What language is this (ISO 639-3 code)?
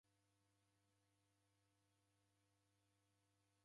dav